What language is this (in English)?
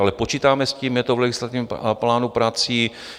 Czech